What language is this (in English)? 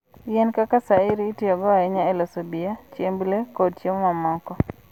Luo (Kenya and Tanzania)